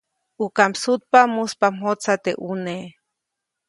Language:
Copainalá Zoque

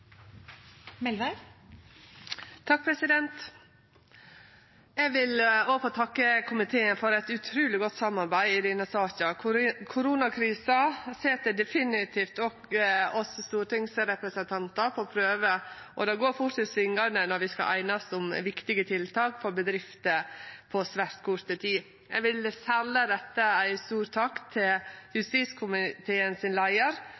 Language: Norwegian Nynorsk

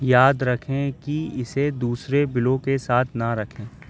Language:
Urdu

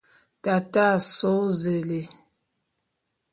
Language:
Bulu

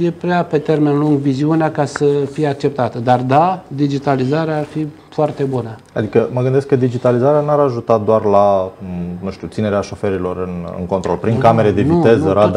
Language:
Romanian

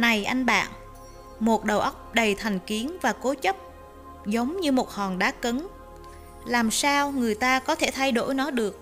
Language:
Vietnamese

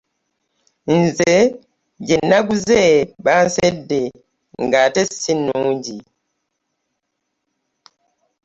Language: Ganda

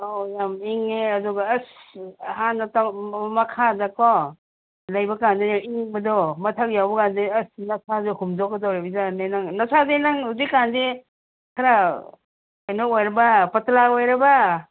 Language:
Manipuri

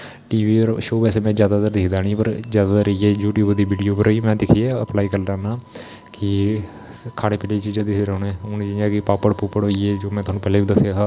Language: Dogri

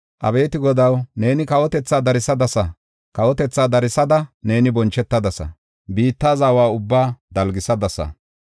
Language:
Gofa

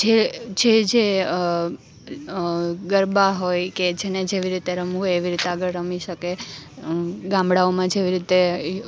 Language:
Gujarati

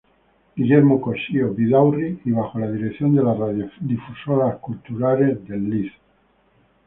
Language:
Spanish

